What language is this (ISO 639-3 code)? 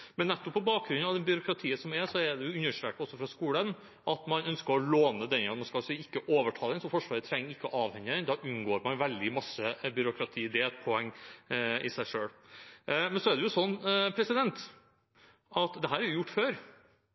nob